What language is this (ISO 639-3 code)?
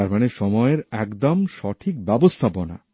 ben